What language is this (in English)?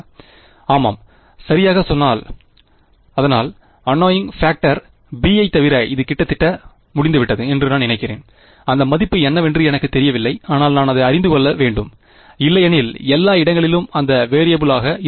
Tamil